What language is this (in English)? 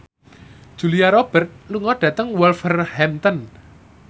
Javanese